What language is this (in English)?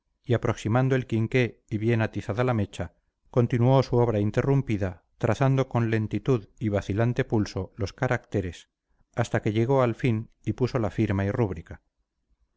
Spanish